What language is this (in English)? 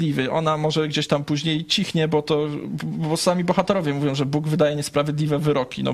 Polish